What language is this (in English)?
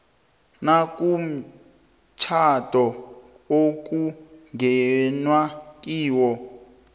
South Ndebele